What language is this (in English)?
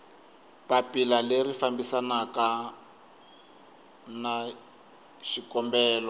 Tsonga